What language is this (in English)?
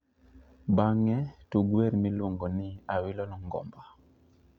Luo (Kenya and Tanzania)